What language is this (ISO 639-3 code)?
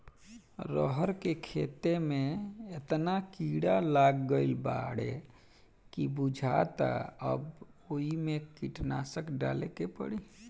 bho